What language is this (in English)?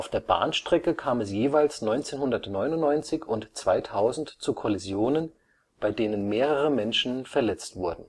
German